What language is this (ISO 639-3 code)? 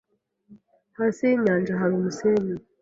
kin